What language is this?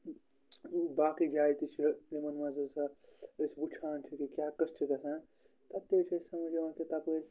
Kashmiri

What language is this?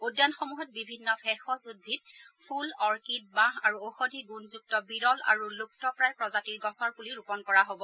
Assamese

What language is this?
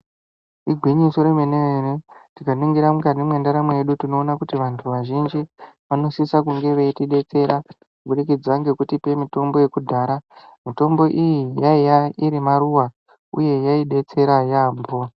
Ndau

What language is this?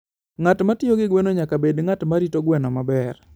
Luo (Kenya and Tanzania)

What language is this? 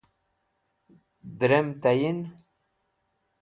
Wakhi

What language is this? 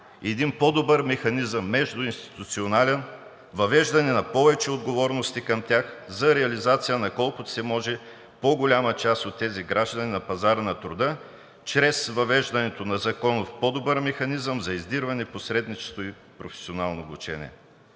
Bulgarian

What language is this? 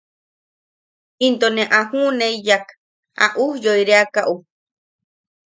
Yaqui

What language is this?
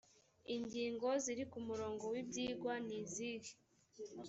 Kinyarwanda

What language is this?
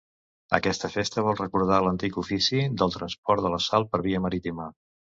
Catalan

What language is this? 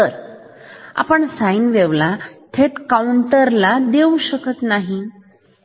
Marathi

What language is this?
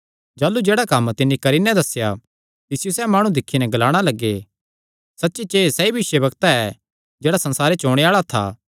Kangri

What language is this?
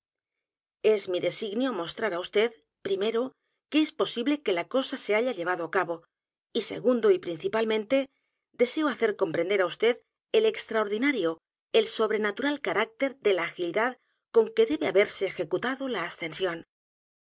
Spanish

